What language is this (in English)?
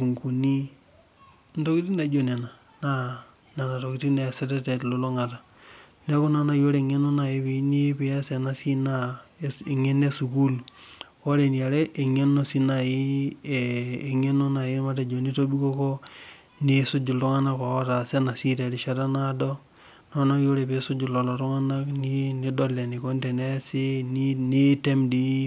Masai